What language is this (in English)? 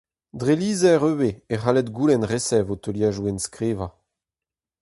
Breton